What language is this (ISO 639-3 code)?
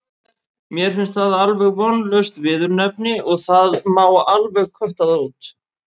isl